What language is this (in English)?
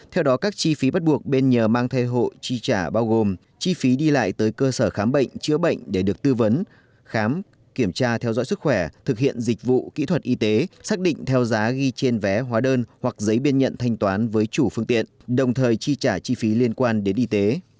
Vietnamese